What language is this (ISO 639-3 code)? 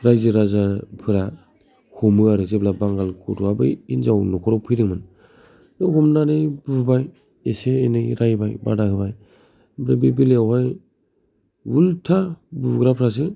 brx